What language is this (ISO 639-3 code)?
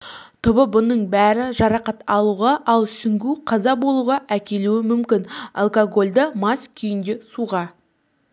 kaz